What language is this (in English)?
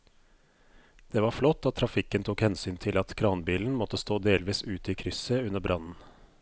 Norwegian